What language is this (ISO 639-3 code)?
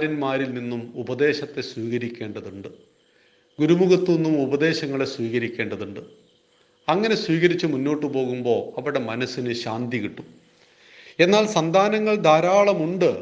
mal